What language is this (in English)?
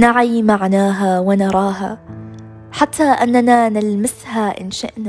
Arabic